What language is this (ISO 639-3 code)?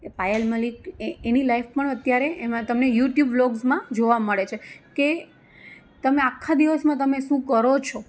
guj